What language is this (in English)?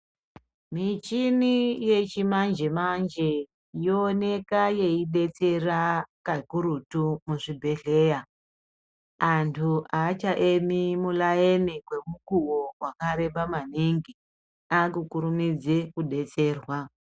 Ndau